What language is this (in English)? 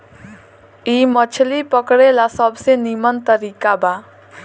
Bhojpuri